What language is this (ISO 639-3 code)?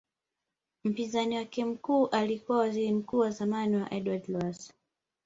swa